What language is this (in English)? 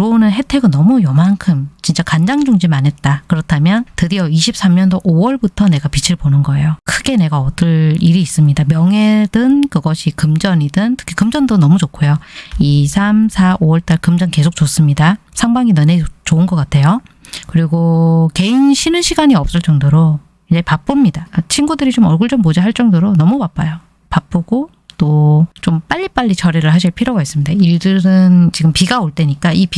Korean